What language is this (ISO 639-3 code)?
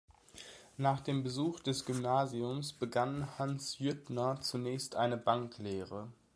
deu